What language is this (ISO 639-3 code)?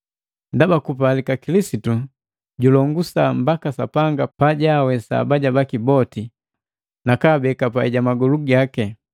mgv